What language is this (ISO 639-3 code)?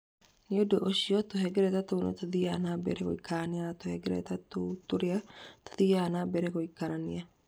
kik